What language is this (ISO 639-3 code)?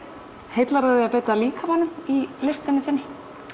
isl